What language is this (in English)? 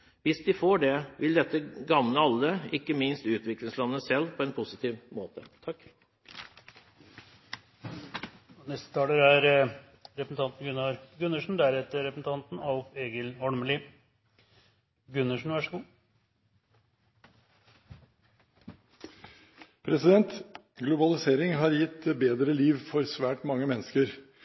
Norwegian Bokmål